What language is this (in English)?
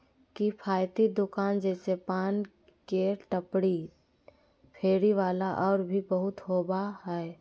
Magahi